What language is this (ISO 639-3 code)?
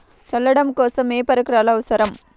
tel